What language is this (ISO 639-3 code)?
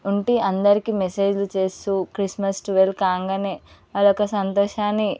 tel